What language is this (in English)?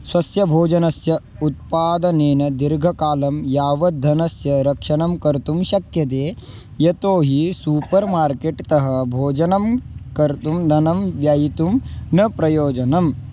Sanskrit